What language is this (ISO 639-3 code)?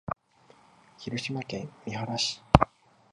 jpn